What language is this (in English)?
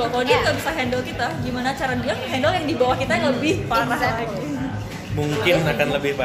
Indonesian